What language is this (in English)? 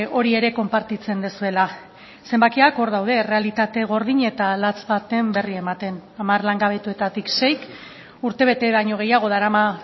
Basque